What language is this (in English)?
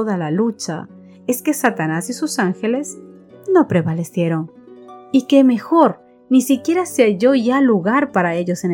Spanish